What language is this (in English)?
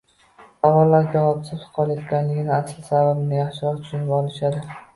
Uzbek